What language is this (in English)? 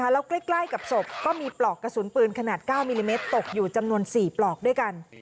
Thai